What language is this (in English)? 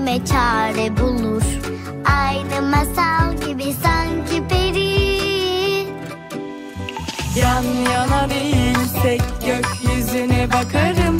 Turkish